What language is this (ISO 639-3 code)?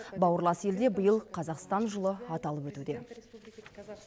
kaz